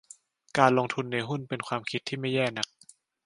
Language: Thai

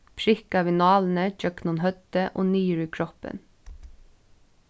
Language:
Faroese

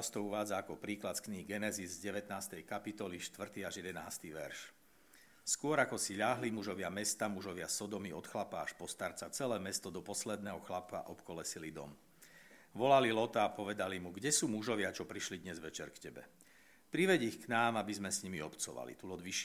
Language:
Slovak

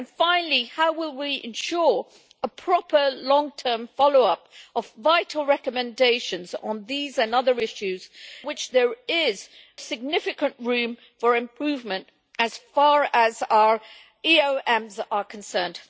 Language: English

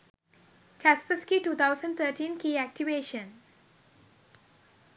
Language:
Sinhala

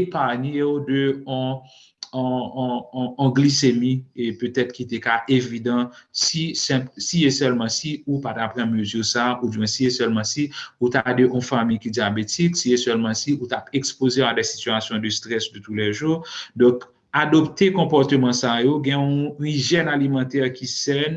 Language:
French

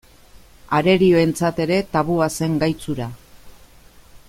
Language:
Basque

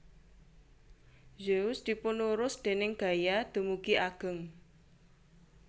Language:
Javanese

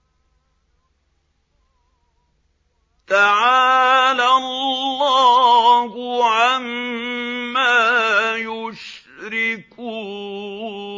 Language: Arabic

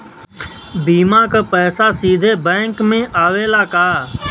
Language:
Bhojpuri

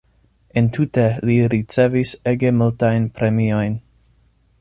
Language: Esperanto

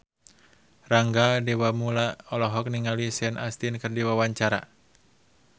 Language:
Sundanese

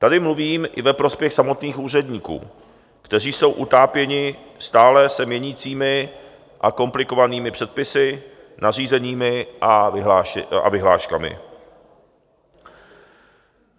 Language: Czech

